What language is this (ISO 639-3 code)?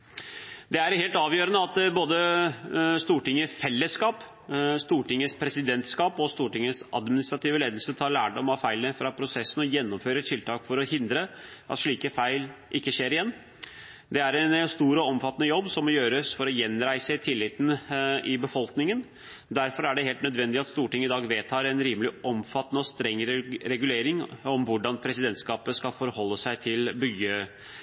nob